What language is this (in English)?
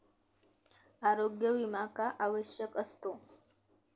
Marathi